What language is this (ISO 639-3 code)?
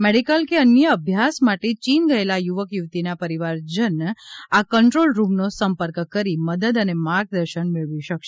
guj